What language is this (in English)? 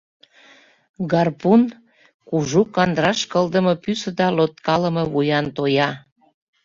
Mari